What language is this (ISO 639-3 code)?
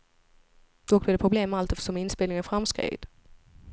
swe